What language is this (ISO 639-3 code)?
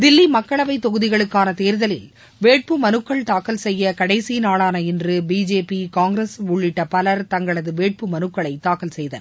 tam